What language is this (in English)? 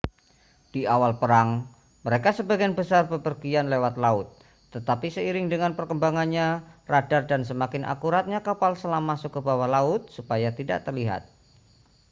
Indonesian